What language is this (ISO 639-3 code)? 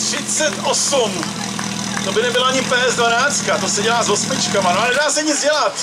ces